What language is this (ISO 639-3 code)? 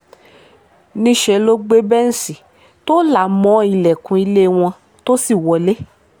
yor